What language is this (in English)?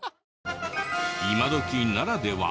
Japanese